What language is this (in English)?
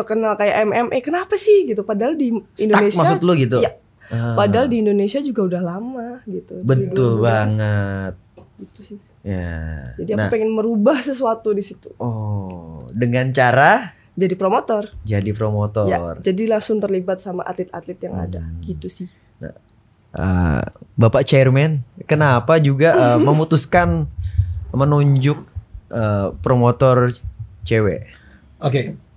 Indonesian